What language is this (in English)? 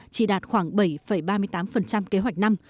Vietnamese